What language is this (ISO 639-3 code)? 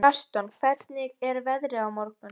isl